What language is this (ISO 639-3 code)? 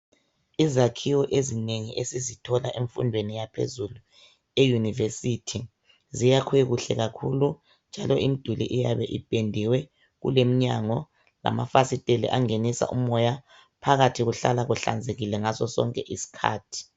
nde